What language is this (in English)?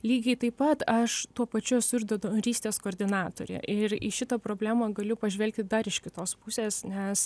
Lithuanian